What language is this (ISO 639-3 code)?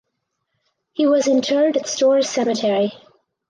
eng